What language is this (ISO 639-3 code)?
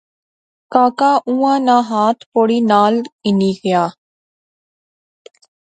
phr